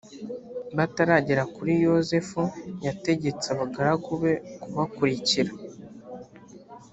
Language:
Kinyarwanda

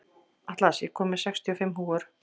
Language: Icelandic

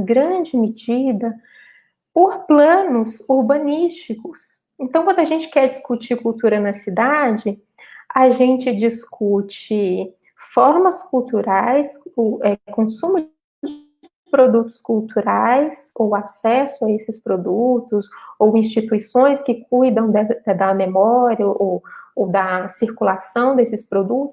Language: Portuguese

